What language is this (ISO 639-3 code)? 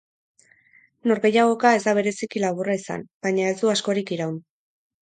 eus